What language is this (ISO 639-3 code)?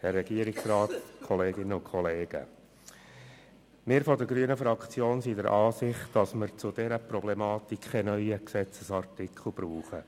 gsw